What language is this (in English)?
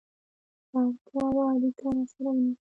Pashto